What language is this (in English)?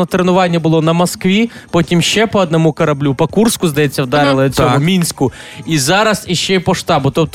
Ukrainian